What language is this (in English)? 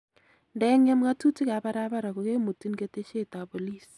Kalenjin